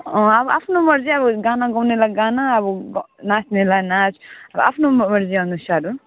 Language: Nepali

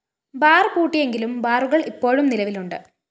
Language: Malayalam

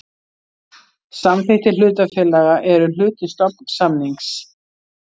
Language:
Icelandic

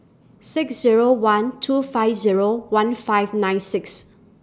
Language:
English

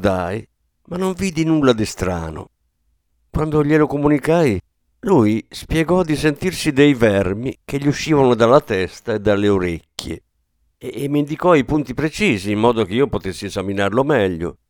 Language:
Italian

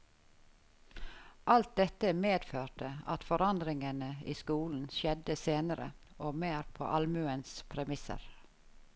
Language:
Norwegian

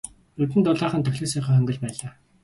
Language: Mongolian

